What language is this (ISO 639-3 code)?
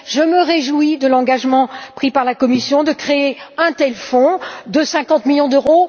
fra